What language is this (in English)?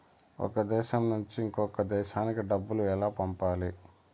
Telugu